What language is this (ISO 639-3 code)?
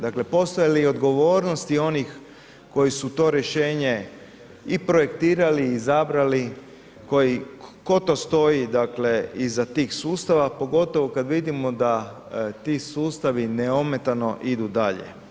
hrv